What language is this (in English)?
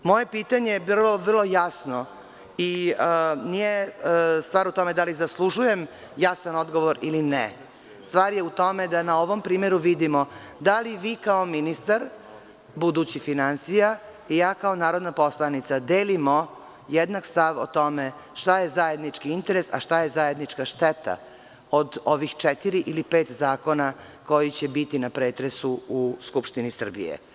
Serbian